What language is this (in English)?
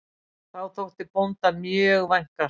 Icelandic